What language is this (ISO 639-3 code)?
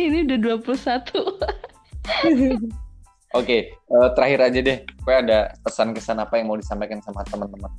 ind